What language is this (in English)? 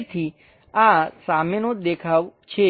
Gujarati